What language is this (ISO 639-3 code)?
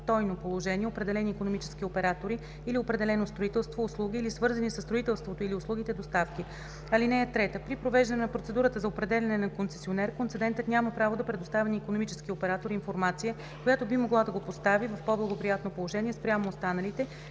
bul